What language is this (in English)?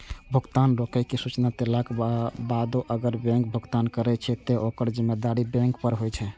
Maithili